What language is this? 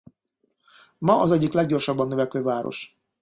Hungarian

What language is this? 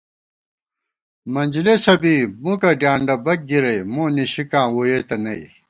Gawar-Bati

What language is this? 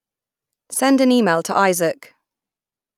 English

